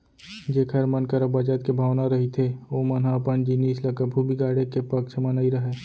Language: Chhattisgarhi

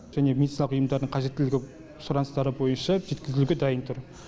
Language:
Kazakh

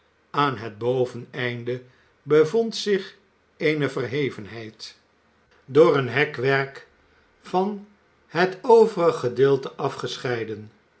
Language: Dutch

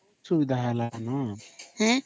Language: Odia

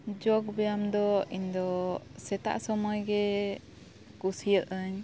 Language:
Santali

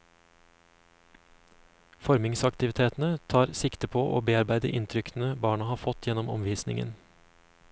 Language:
Norwegian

